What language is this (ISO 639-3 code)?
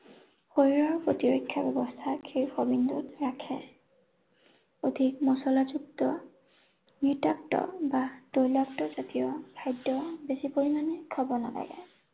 asm